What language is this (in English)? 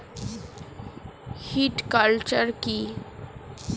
Bangla